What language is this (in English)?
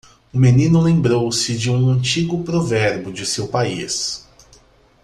Portuguese